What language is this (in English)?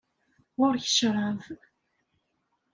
Kabyle